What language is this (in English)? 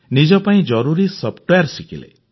Odia